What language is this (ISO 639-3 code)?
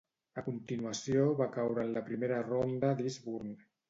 cat